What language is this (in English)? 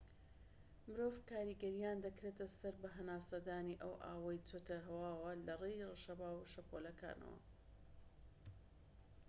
Central Kurdish